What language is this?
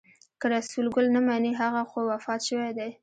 Pashto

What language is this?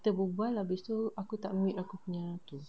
English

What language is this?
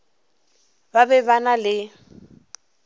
Northern Sotho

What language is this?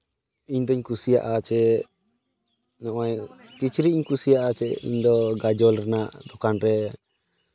Santali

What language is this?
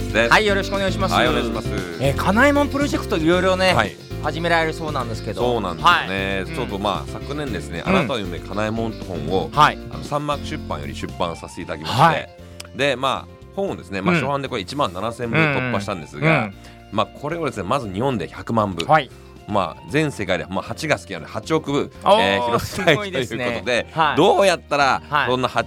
Japanese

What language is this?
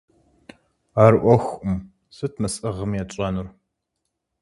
Kabardian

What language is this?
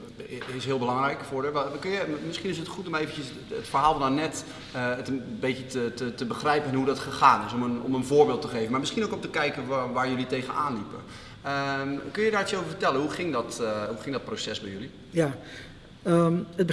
Dutch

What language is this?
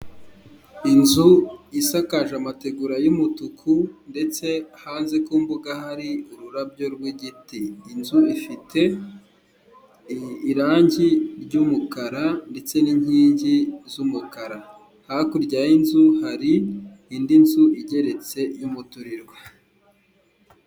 Kinyarwanda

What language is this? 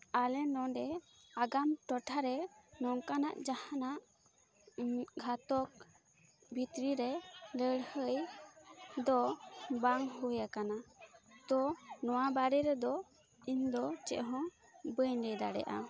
Santali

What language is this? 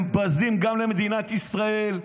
Hebrew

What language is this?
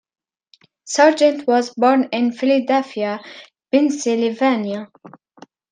English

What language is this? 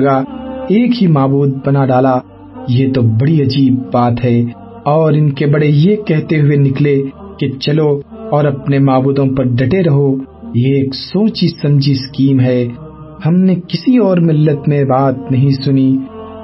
Urdu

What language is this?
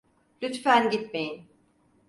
Turkish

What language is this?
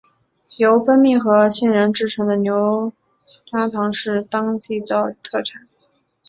Chinese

